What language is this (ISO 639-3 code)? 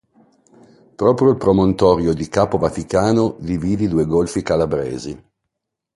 ita